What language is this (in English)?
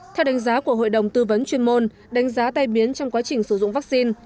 Vietnamese